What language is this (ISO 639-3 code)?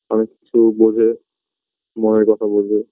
ben